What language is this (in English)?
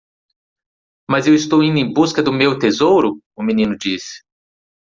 Portuguese